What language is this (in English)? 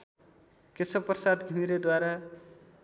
Nepali